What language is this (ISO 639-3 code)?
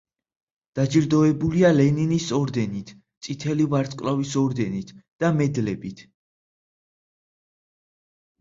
kat